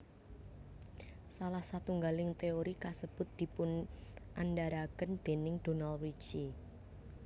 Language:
Javanese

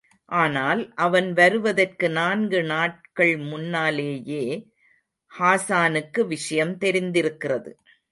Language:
Tamil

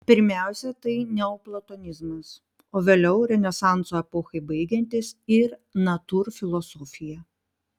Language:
Lithuanian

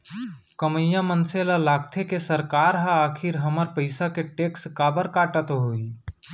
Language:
Chhattisgarhi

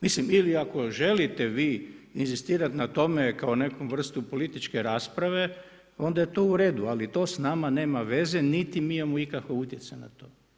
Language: Croatian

